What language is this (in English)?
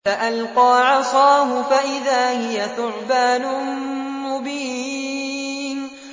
Arabic